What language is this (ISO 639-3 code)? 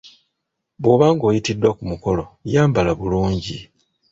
lug